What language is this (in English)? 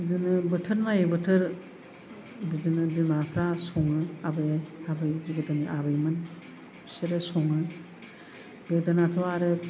Bodo